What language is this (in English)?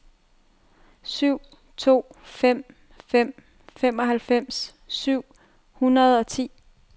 Danish